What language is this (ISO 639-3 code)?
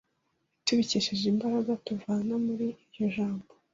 kin